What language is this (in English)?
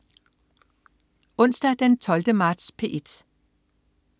Danish